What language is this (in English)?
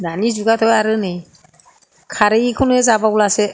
Bodo